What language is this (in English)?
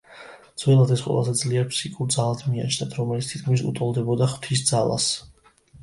Georgian